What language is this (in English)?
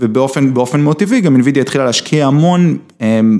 Hebrew